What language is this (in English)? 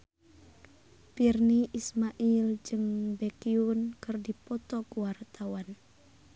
Sundanese